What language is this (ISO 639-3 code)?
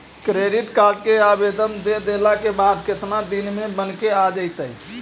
mag